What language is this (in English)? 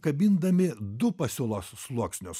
Lithuanian